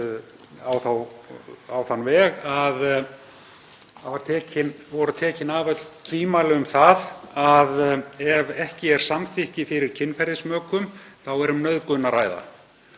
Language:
Icelandic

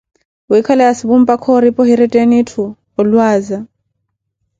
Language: Koti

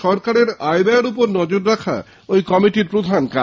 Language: Bangla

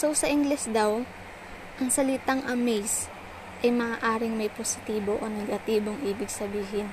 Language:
Filipino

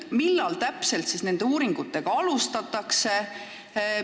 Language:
Estonian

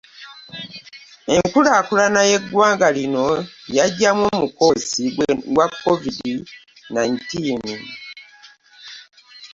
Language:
Ganda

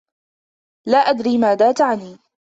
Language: Arabic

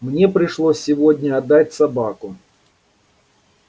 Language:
Russian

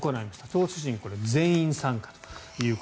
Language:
Japanese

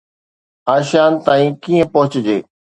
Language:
Sindhi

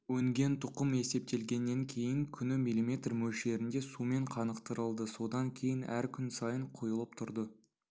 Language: Kazakh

